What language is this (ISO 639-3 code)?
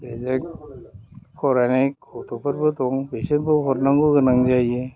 brx